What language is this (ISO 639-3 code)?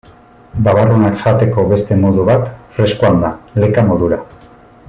eus